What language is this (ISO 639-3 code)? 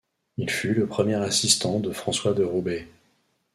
fra